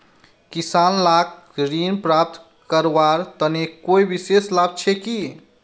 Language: Magahi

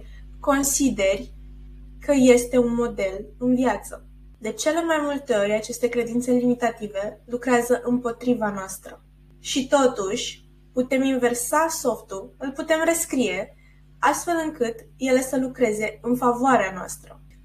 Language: Romanian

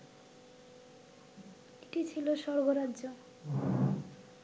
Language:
Bangla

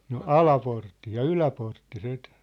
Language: Finnish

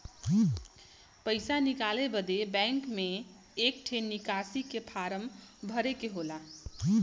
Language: Bhojpuri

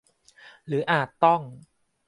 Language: Thai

